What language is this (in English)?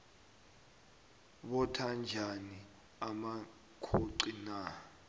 South Ndebele